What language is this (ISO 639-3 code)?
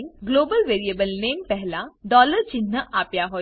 guj